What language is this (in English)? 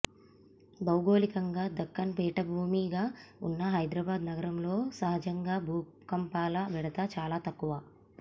Telugu